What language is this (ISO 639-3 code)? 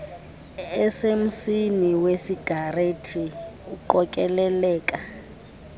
xho